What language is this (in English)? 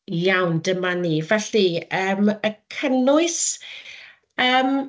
Welsh